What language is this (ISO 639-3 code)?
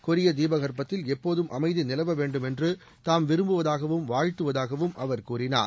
tam